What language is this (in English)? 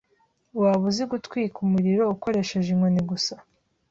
Kinyarwanda